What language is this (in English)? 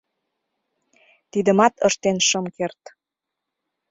Mari